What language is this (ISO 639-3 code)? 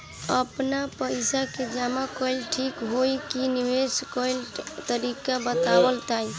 bho